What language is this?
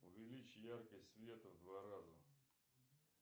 Russian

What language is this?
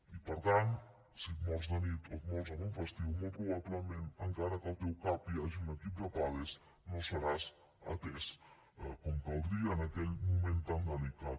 Catalan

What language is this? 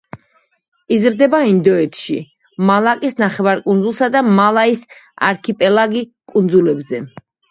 Georgian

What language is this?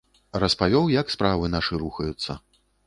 Belarusian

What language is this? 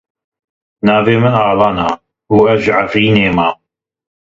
Kurdish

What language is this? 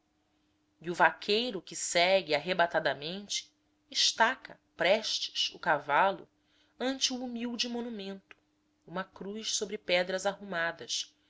Portuguese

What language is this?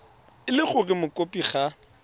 Tswana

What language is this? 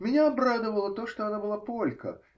Russian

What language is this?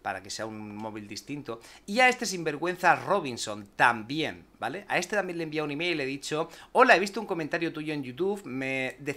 Spanish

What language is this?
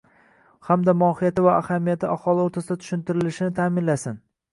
Uzbek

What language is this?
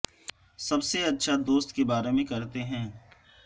Urdu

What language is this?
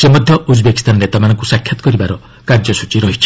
Odia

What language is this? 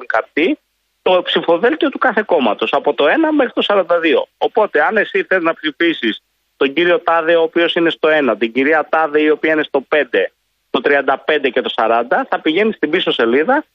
Greek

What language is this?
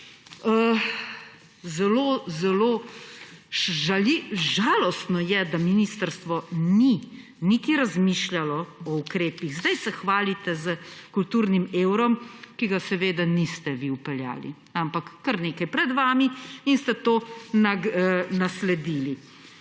Slovenian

